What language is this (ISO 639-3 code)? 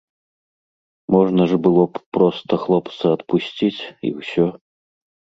bel